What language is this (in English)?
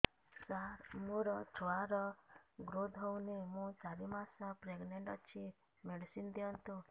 Odia